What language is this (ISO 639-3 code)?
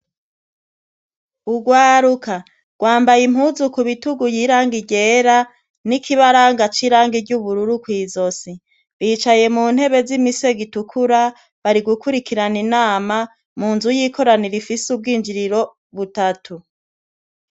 run